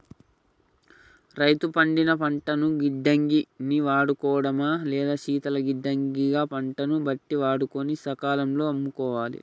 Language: Telugu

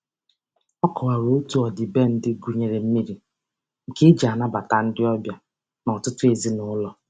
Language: Igbo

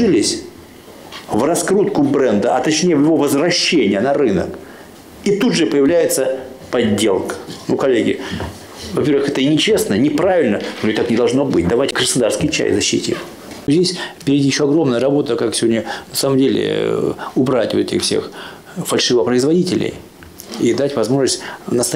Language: Russian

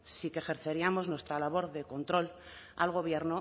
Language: Spanish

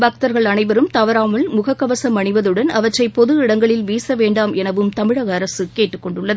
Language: Tamil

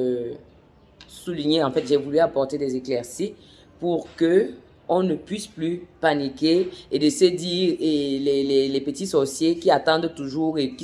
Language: French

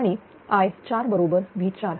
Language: Marathi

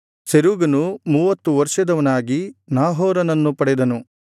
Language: Kannada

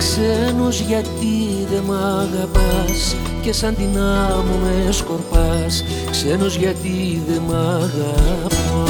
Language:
Greek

